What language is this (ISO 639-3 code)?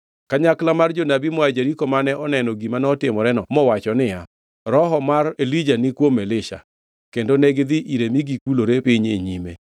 luo